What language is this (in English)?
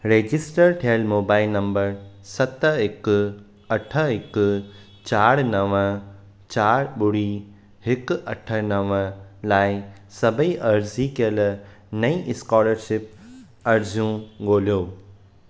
Sindhi